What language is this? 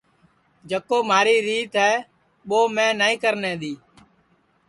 Sansi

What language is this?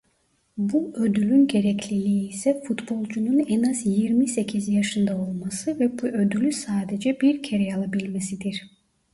Turkish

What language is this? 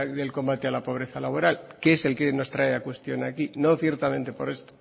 Spanish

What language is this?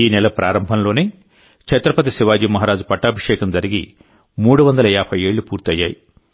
Telugu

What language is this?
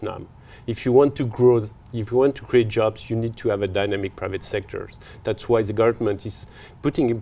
Vietnamese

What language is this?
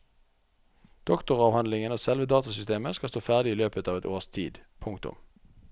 Norwegian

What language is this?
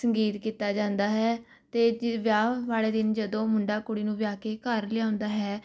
Punjabi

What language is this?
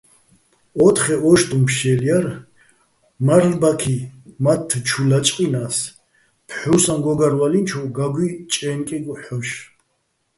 Bats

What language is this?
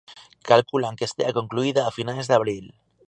Galician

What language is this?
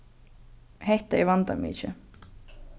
Faroese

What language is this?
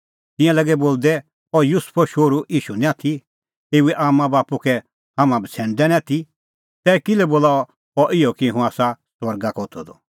Kullu Pahari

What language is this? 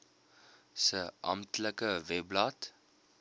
Afrikaans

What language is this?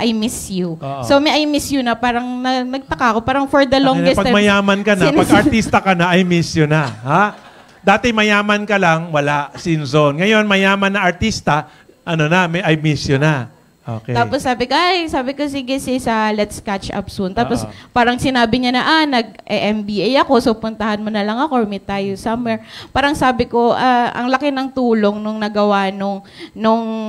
Filipino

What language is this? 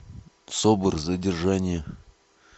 Russian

